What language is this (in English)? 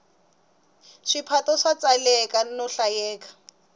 Tsonga